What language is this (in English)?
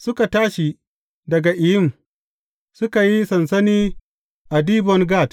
Hausa